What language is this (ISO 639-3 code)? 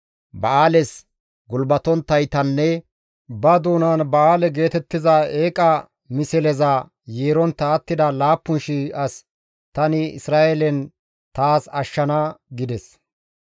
gmv